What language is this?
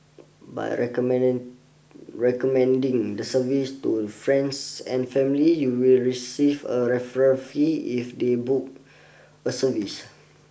English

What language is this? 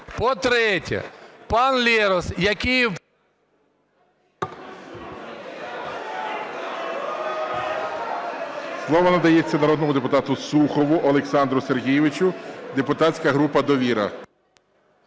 Ukrainian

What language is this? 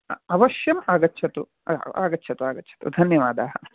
Sanskrit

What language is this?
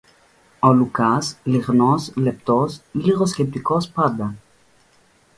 Greek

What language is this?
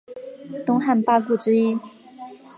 Chinese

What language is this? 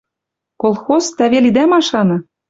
Western Mari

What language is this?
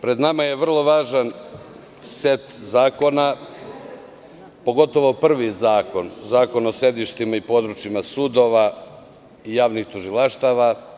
Serbian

